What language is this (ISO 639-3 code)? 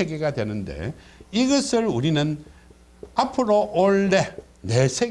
kor